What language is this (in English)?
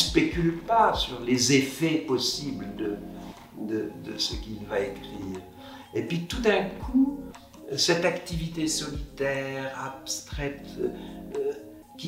French